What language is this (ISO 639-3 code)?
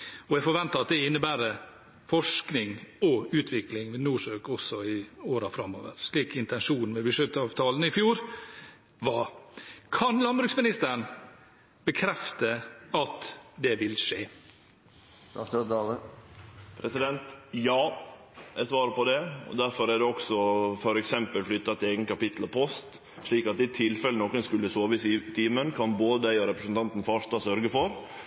nor